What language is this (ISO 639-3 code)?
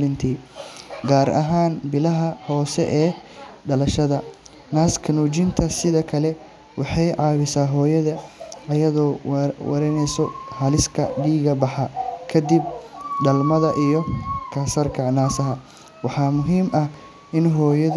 som